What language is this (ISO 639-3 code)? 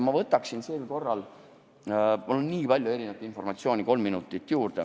est